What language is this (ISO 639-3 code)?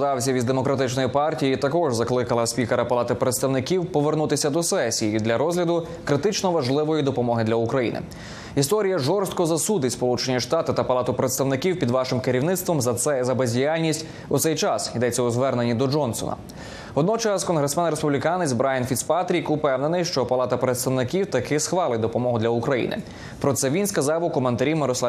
ukr